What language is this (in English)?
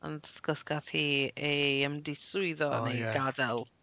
Welsh